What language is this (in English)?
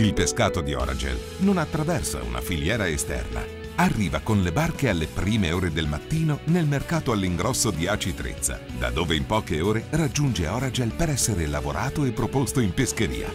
Italian